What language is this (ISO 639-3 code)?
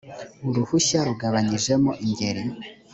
kin